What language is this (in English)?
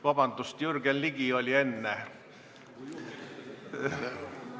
Estonian